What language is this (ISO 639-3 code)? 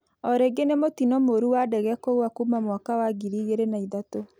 kik